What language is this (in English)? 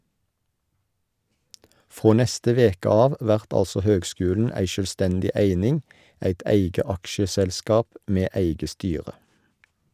Norwegian